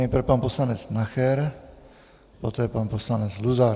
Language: Czech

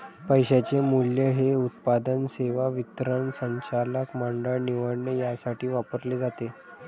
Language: Marathi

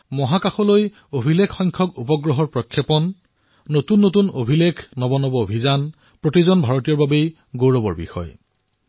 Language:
Assamese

